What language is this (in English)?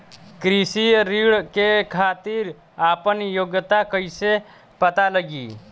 Bhojpuri